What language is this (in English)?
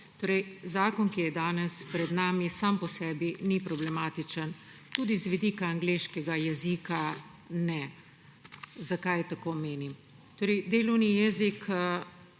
Slovenian